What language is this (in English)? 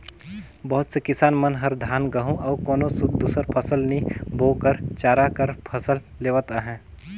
Chhattisgarhi